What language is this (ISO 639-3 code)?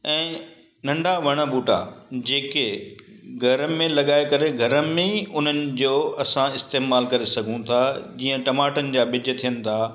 snd